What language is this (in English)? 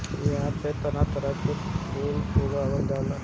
Bhojpuri